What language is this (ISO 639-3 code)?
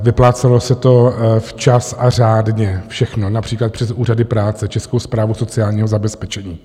ces